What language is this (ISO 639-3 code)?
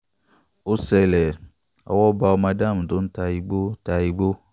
yor